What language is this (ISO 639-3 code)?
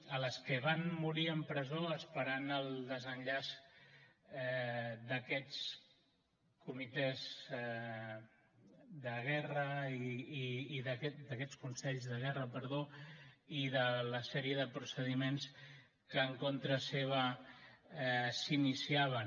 cat